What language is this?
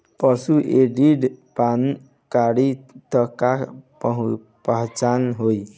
Bhojpuri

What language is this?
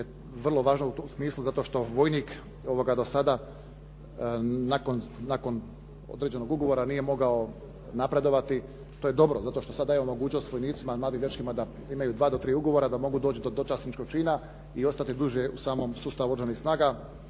Croatian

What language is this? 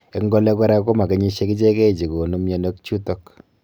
Kalenjin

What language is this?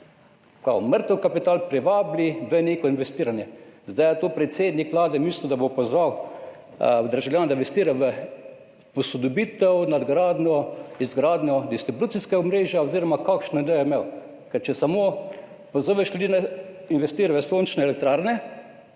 Slovenian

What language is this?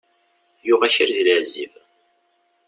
Kabyle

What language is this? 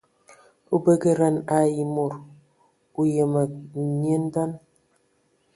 Ewondo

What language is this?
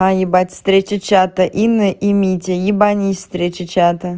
Russian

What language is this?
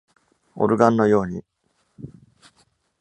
Japanese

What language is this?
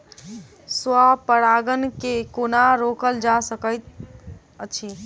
Maithili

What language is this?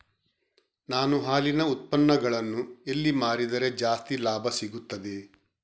Kannada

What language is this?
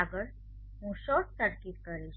Gujarati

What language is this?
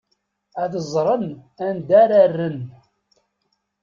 Kabyle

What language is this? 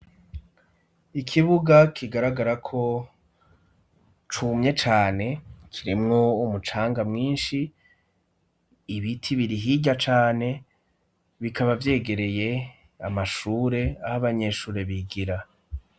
Rundi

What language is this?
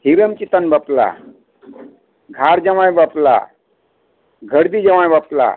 Santali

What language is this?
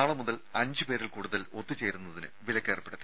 Malayalam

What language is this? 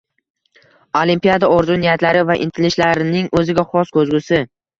Uzbek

